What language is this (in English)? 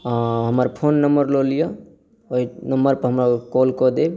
Maithili